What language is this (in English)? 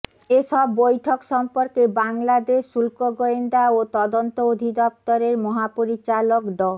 Bangla